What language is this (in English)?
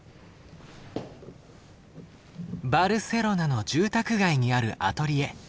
Japanese